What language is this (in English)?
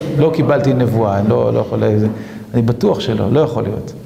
Hebrew